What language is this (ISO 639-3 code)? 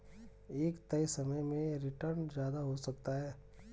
hin